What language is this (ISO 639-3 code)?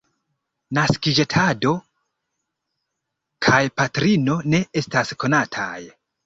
epo